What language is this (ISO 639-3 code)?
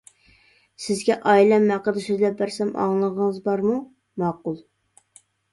uig